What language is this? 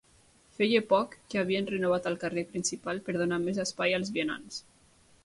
Catalan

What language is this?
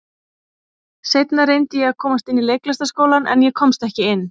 Icelandic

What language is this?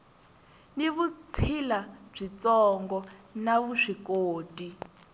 Tsonga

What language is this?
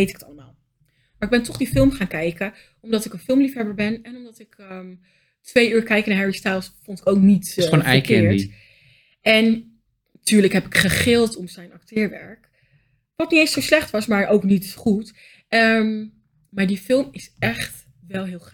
Dutch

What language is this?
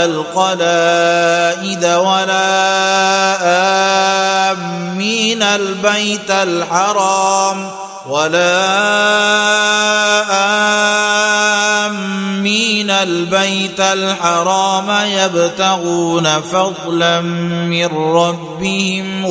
Arabic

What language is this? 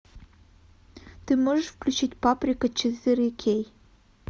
Russian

